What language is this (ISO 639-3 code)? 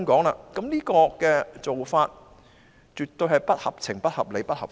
yue